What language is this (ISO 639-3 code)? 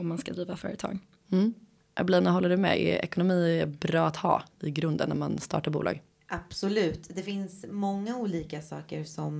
swe